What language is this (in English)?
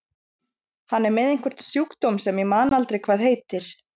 Icelandic